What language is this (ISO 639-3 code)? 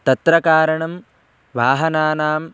san